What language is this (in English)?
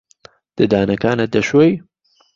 Central Kurdish